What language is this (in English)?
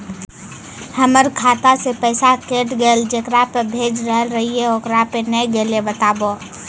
Maithili